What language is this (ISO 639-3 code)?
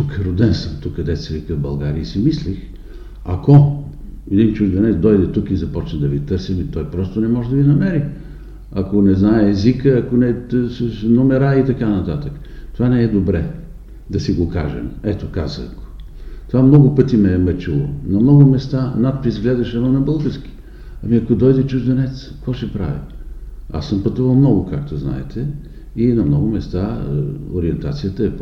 bul